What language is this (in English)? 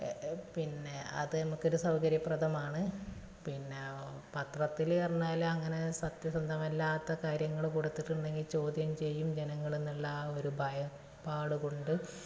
Malayalam